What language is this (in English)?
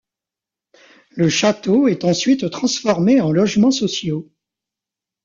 French